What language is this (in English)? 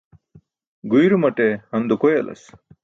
Burushaski